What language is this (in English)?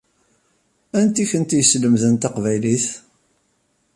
Kabyle